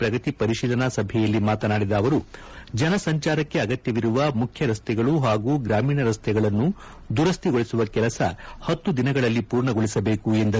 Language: Kannada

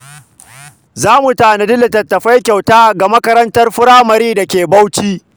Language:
Hausa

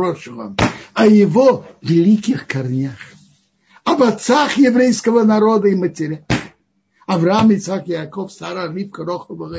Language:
Russian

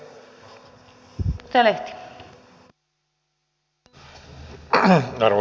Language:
Finnish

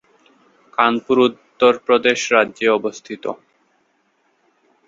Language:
Bangla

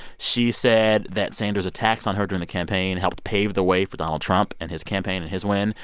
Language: English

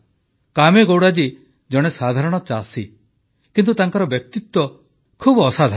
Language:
Odia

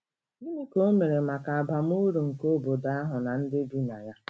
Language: Igbo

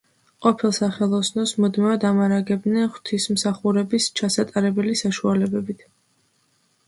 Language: Georgian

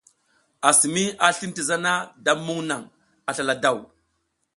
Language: South Giziga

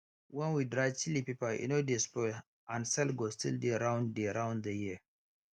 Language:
Nigerian Pidgin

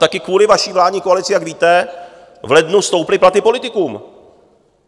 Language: Czech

